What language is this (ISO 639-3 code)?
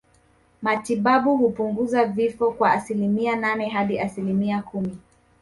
swa